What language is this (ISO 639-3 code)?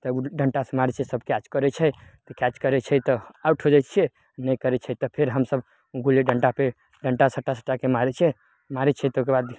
mai